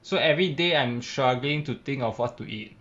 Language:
English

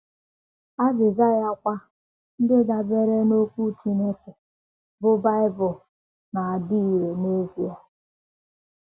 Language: Igbo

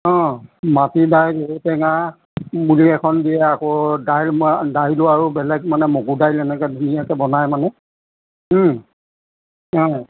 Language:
Assamese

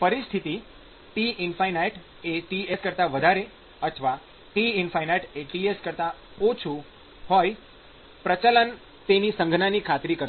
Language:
Gujarati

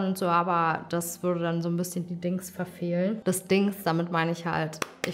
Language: German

